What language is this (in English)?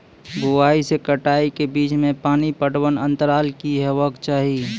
Maithili